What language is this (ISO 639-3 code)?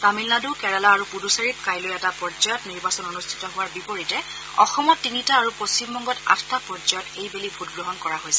asm